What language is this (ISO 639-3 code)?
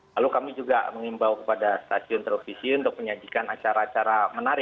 ind